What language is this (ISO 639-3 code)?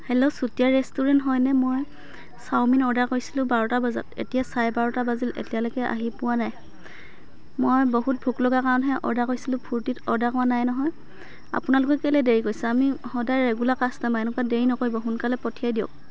asm